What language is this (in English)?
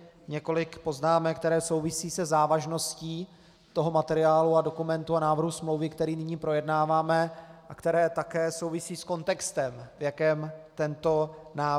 Czech